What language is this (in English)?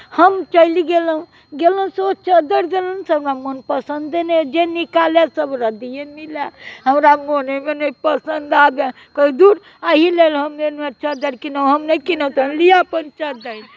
Maithili